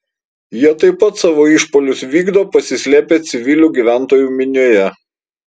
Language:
Lithuanian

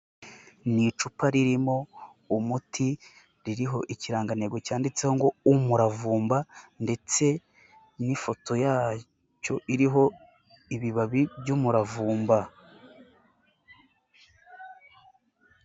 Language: Kinyarwanda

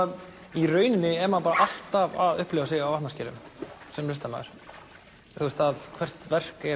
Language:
Icelandic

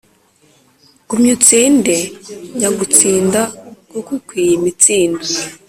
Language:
Kinyarwanda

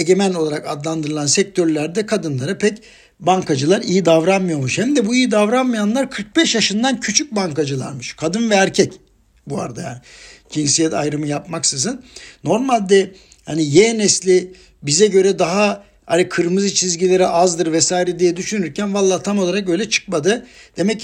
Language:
Turkish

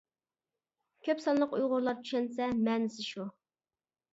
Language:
Uyghur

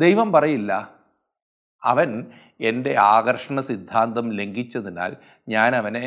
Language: Malayalam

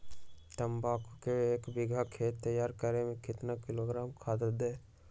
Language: Magahi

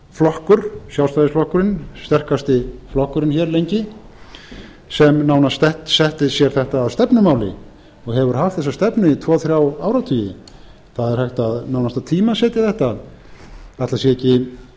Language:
Icelandic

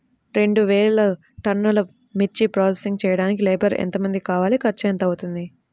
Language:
Telugu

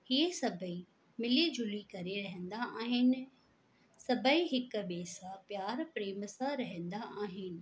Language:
Sindhi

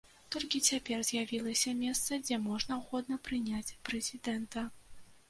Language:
Belarusian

